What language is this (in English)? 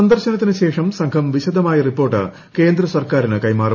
Malayalam